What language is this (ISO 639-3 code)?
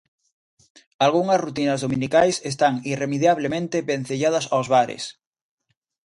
glg